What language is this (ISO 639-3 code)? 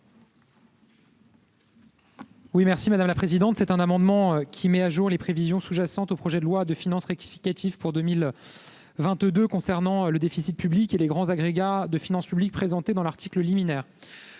fra